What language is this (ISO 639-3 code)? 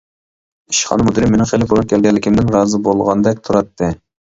uig